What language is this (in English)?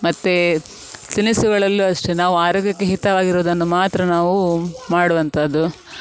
Kannada